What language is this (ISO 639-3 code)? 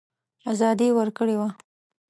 pus